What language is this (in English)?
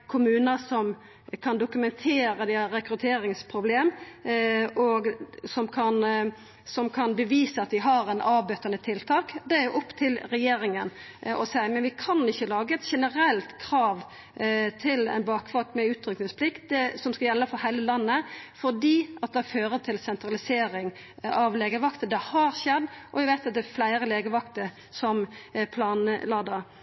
Norwegian Nynorsk